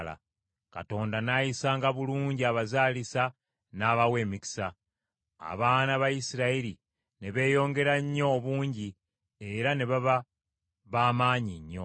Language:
Ganda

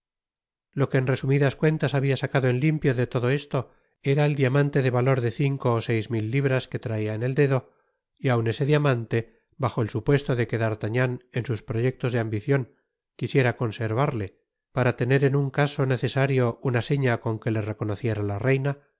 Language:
Spanish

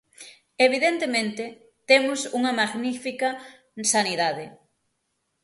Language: Galician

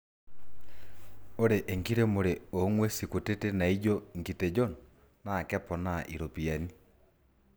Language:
Masai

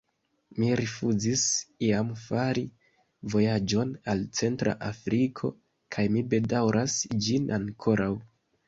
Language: Esperanto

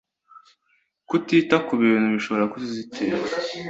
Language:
Kinyarwanda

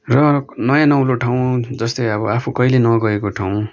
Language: Nepali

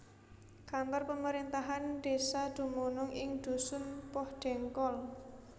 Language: Javanese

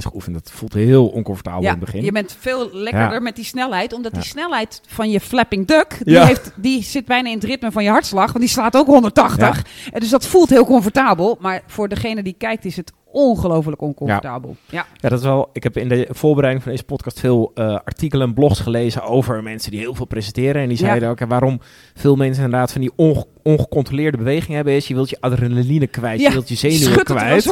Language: Dutch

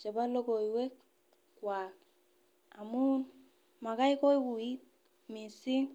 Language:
Kalenjin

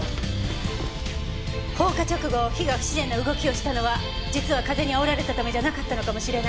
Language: Japanese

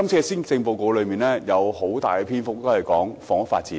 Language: Cantonese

